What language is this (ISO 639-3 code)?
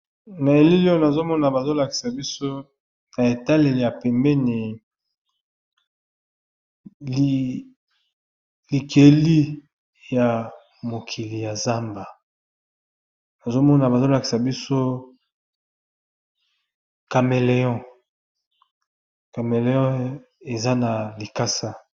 lin